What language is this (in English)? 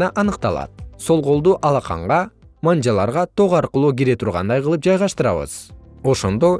Turkish